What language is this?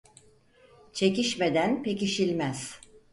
Turkish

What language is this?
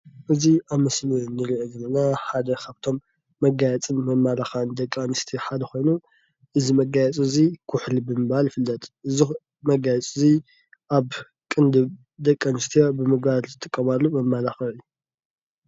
Tigrinya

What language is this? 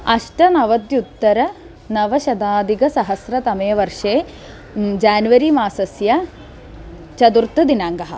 Sanskrit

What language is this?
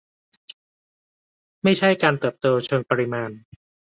Thai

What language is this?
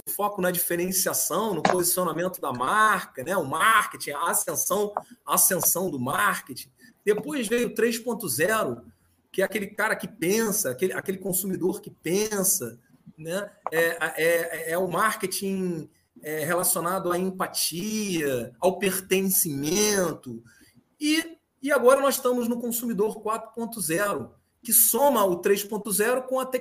Portuguese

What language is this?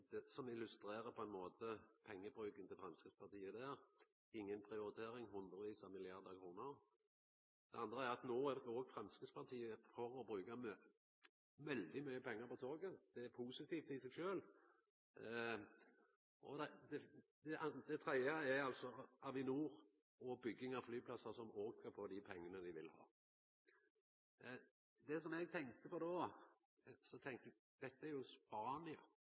Norwegian Nynorsk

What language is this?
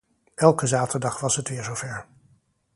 Dutch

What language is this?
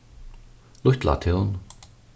Faroese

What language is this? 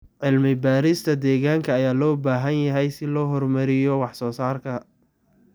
Somali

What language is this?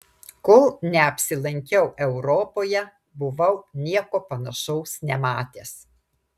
Lithuanian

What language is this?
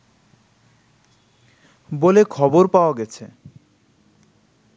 Bangla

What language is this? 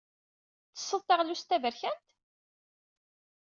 Kabyle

